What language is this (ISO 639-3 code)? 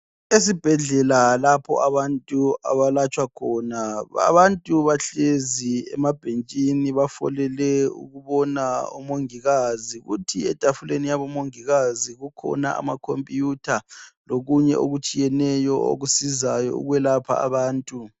nde